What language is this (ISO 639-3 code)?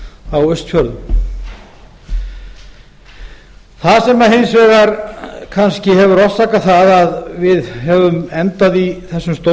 isl